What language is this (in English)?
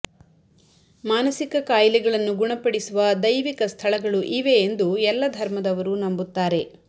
Kannada